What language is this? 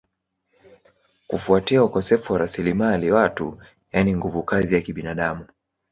Swahili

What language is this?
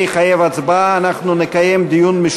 Hebrew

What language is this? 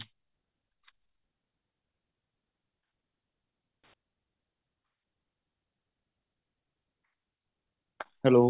Punjabi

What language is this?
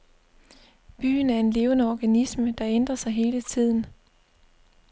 Danish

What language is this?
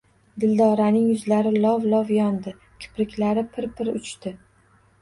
Uzbek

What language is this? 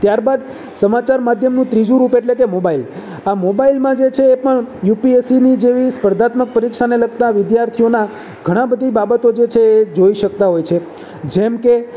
Gujarati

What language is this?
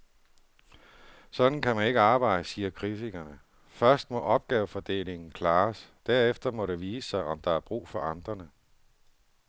Danish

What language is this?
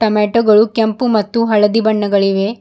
Kannada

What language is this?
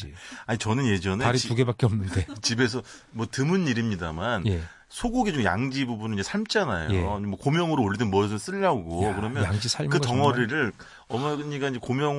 Korean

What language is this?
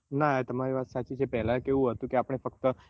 Gujarati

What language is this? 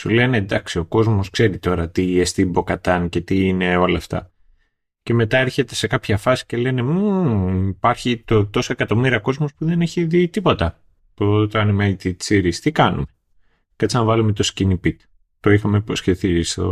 Greek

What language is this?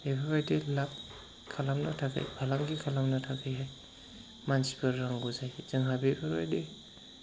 Bodo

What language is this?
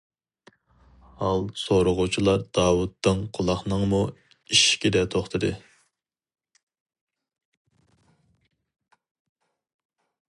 Uyghur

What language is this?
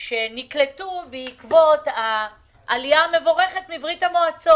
Hebrew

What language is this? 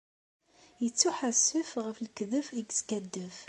Kabyle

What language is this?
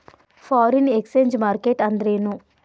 Kannada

